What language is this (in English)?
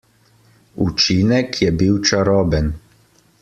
Slovenian